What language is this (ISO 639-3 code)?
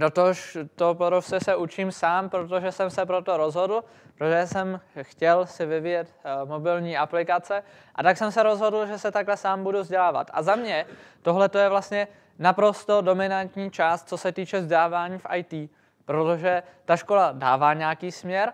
ces